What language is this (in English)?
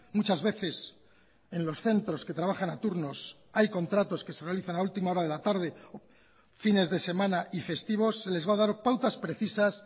Spanish